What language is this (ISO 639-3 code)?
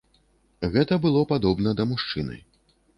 bel